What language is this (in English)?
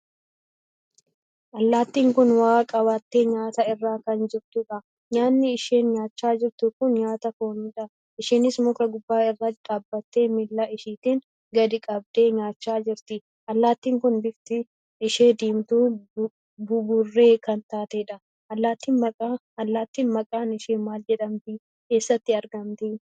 Oromo